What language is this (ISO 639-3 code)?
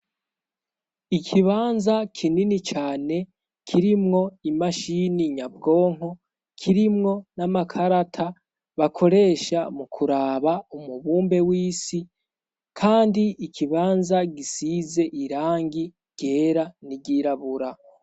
run